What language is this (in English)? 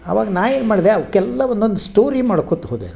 Kannada